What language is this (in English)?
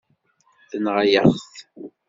Kabyle